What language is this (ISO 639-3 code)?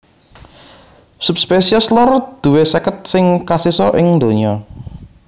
jav